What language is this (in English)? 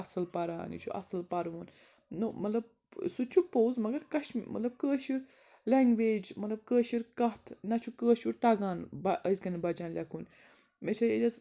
Kashmiri